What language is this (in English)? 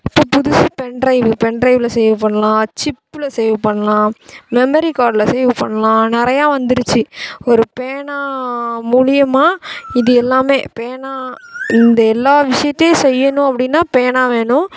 Tamil